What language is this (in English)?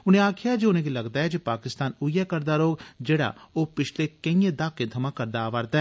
Dogri